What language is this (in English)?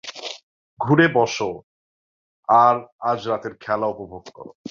Bangla